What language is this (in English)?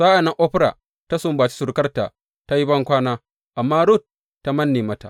Hausa